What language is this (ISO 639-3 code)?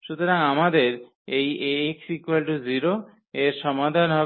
ben